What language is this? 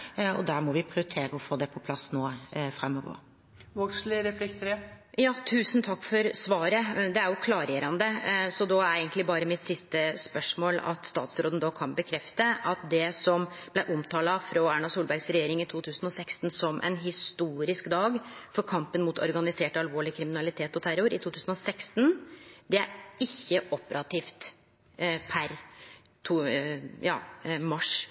Norwegian Nynorsk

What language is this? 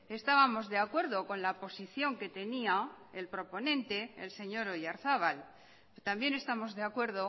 Spanish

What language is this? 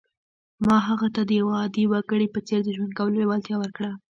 Pashto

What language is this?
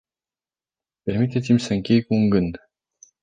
Romanian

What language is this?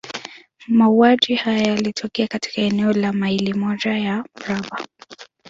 Swahili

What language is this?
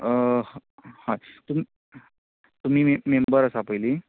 Konkani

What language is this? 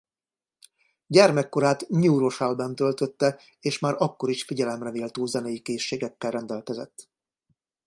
Hungarian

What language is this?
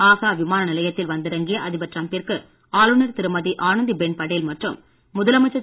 Tamil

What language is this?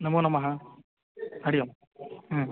Sanskrit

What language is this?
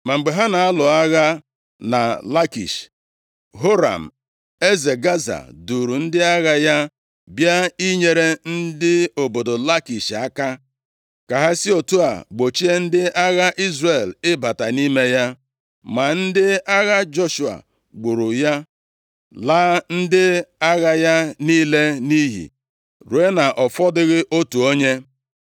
Igbo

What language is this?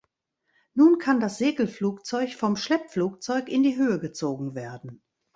German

